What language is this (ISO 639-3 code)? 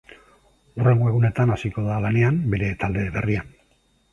eus